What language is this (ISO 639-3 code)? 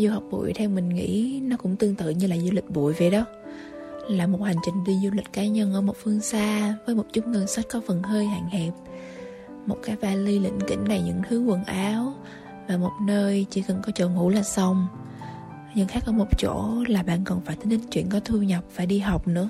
vie